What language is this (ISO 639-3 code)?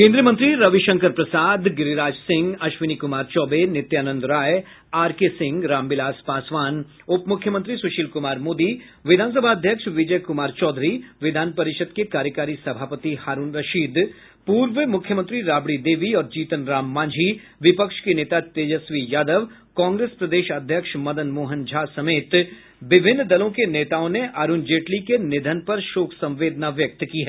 hin